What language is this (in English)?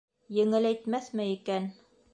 Bashkir